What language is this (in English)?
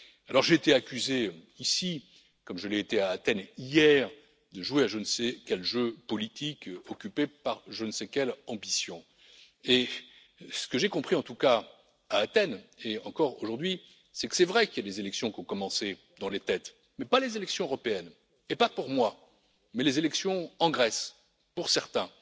French